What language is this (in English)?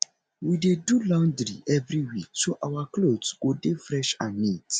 Nigerian Pidgin